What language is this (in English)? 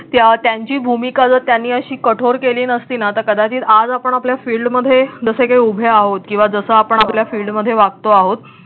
Marathi